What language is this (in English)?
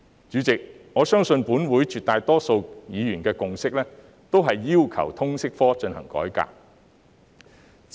Cantonese